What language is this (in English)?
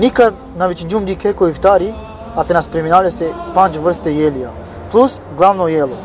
Romanian